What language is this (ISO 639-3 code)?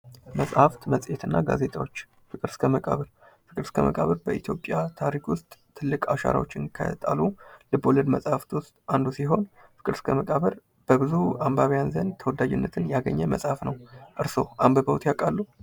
amh